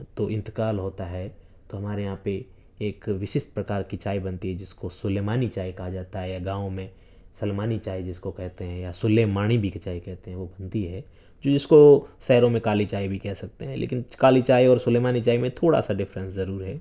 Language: Urdu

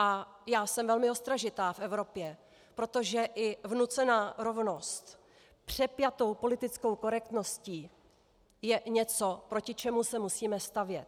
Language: Czech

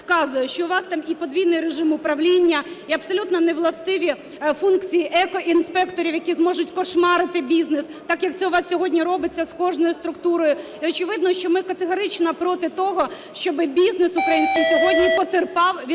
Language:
Ukrainian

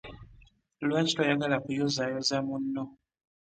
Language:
Ganda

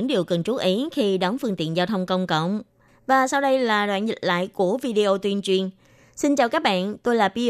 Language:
Vietnamese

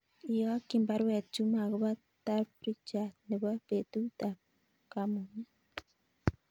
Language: Kalenjin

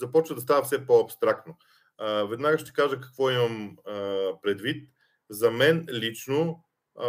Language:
Bulgarian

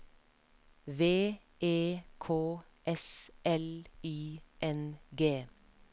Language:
Norwegian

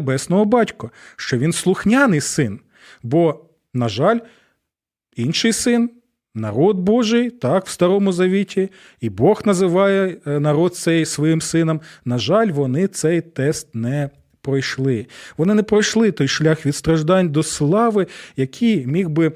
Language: Ukrainian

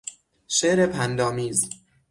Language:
Persian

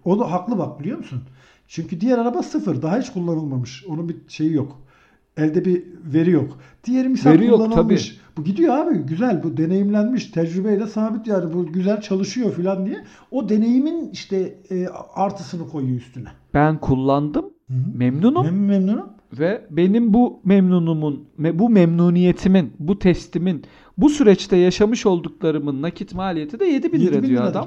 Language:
Turkish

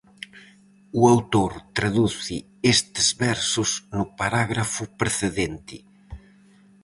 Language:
Galician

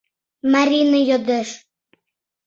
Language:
Mari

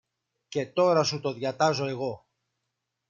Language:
Greek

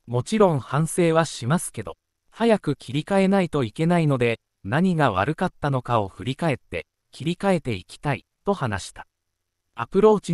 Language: Japanese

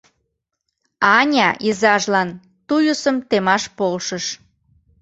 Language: Mari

